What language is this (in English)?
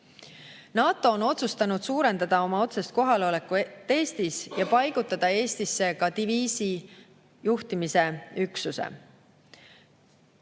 Estonian